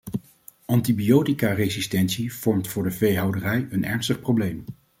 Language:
Dutch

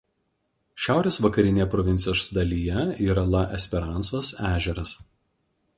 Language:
Lithuanian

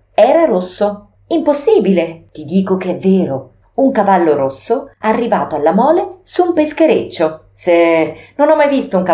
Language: Italian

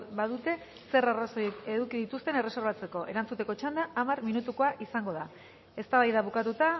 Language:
Basque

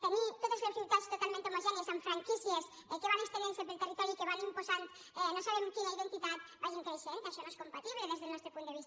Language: Catalan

